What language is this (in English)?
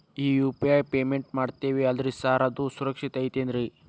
Kannada